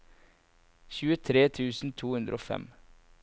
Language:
Norwegian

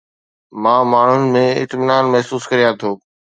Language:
Sindhi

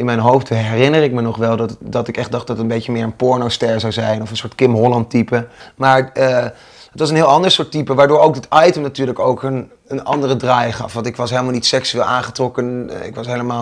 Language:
Dutch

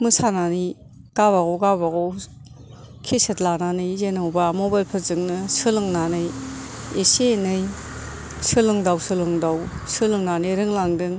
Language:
Bodo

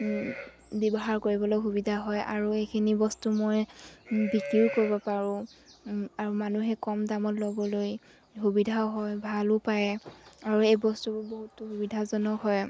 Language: Assamese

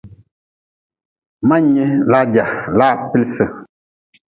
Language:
Nawdm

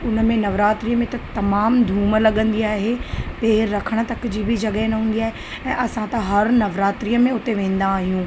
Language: Sindhi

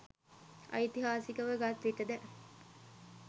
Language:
Sinhala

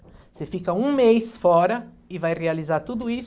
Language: Portuguese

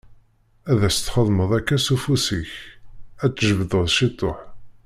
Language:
Kabyle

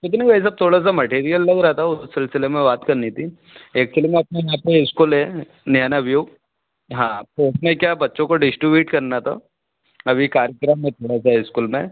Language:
Hindi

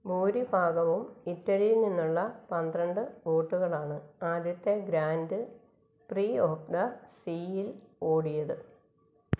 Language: Malayalam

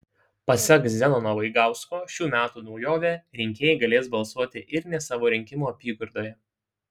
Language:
Lithuanian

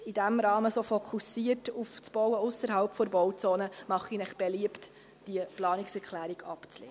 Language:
Swiss German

